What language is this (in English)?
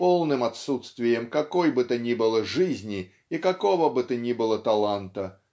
Russian